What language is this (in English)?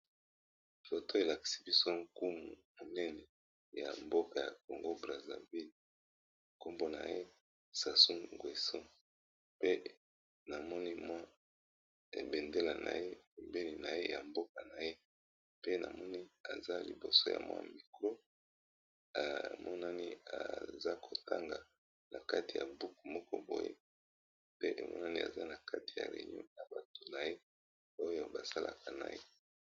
Lingala